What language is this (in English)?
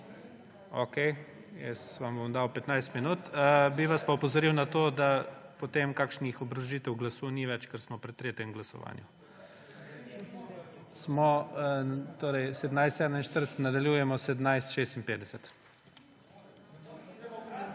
Slovenian